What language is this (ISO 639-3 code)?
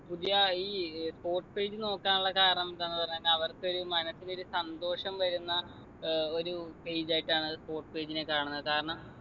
mal